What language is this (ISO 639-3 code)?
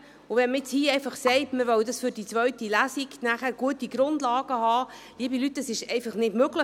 gsw